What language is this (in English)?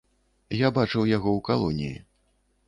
Belarusian